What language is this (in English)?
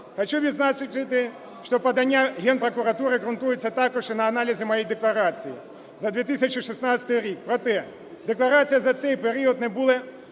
Ukrainian